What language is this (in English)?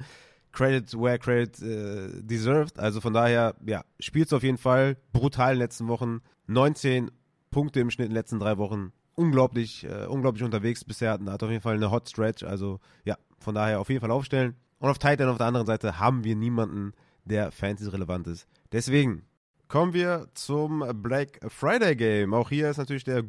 German